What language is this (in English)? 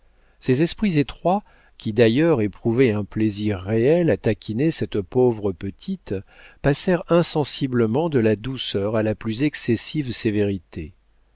French